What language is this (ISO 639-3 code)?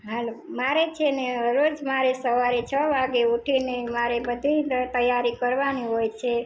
guj